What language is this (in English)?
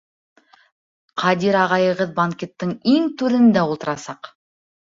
Bashkir